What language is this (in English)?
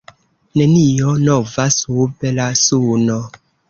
Esperanto